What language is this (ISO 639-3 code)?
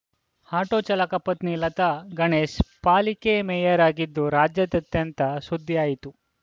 kan